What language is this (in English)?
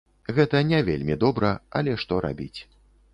Belarusian